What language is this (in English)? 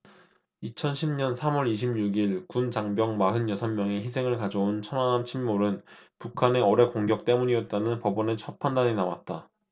Korean